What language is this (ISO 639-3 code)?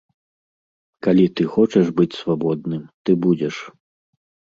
bel